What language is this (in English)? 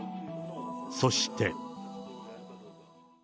Japanese